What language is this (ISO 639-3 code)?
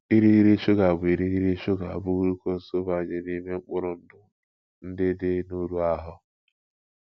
ibo